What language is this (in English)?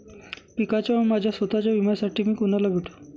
Marathi